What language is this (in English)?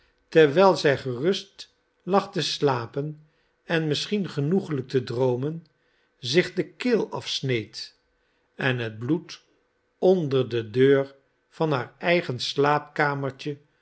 Dutch